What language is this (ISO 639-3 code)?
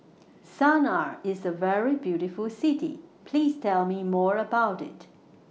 eng